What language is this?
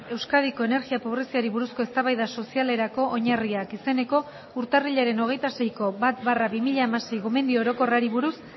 Basque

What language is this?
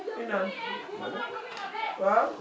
Wolof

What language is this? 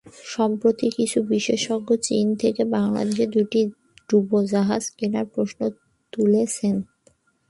Bangla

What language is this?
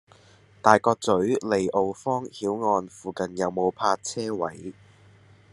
Cantonese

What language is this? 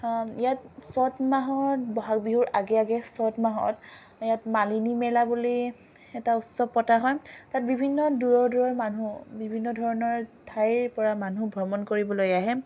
Assamese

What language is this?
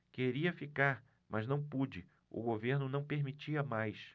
Portuguese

